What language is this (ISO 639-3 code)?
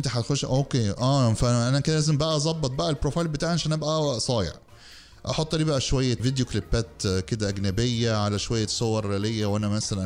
ara